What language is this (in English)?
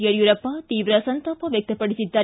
Kannada